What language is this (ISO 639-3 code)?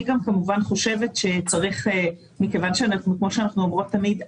heb